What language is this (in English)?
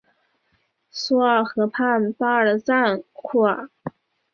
Chinese